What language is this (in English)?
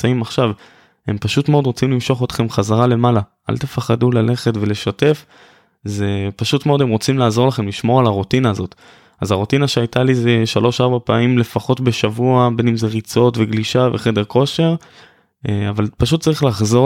Hebrew